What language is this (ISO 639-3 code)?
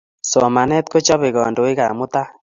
kln